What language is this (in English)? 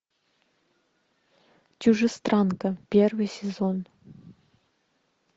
Russian